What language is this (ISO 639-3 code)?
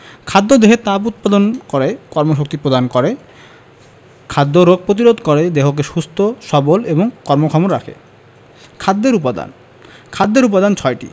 ben